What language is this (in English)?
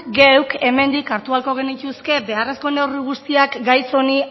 Basque